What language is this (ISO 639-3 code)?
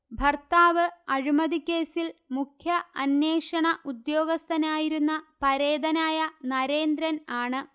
mal